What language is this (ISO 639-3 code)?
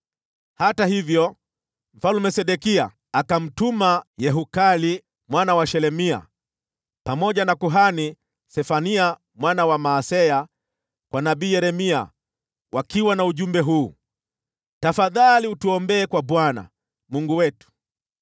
swa